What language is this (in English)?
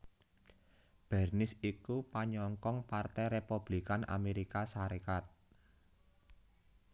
Javanese